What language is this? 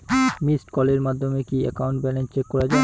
Bangla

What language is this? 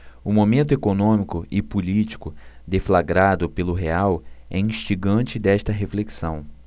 Portuguese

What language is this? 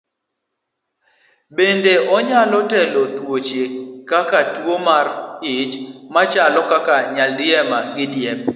Luo (Kenya and Tanzania)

